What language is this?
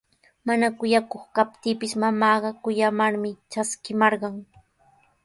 Sihuas Ancash Quechua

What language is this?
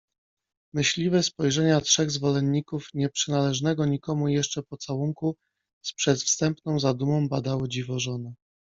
Polish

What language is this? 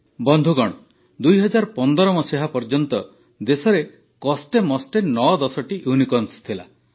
Odia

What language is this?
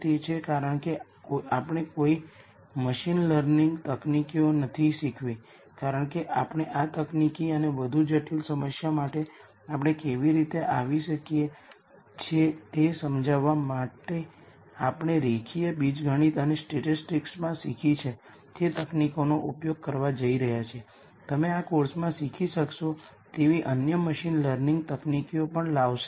Gujarati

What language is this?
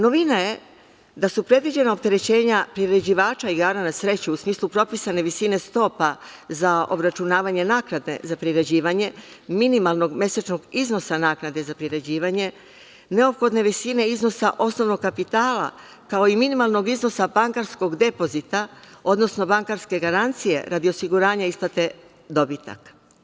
Serbian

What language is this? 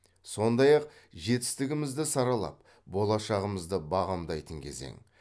Kazakh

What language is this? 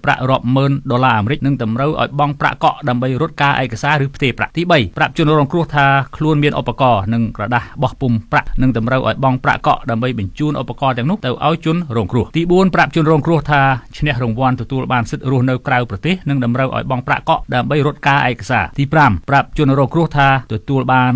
Thai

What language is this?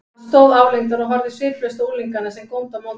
Icelandic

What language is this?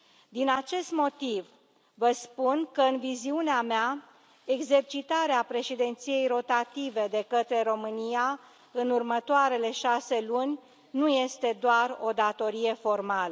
Romanian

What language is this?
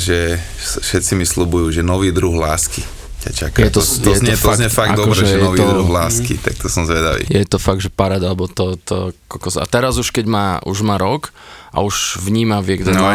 Slovak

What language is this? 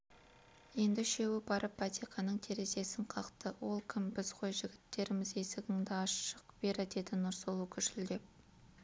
Kazakh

